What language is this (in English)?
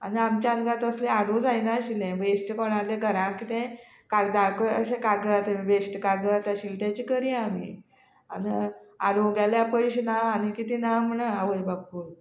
Konkani